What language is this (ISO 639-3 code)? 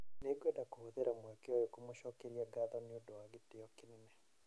kik